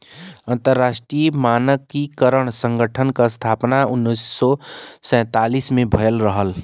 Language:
Bhojpuri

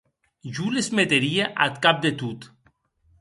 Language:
Occitan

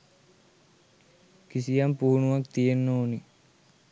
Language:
Sinhala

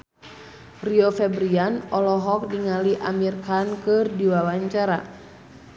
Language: Sundanese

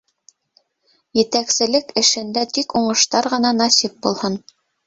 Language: Bashkir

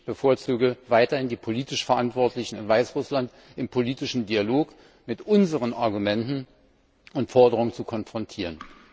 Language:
German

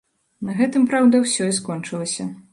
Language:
Belarusian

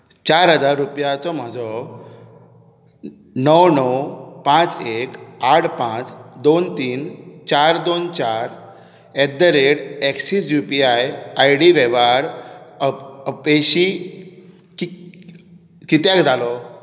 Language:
Konkani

